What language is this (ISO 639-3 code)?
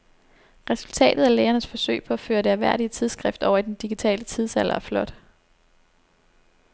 dan